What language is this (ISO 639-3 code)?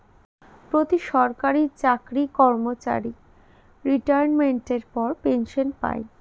ben